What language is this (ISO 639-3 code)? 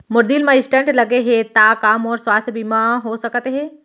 hne